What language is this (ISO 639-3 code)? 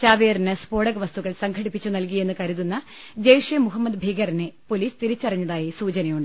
mal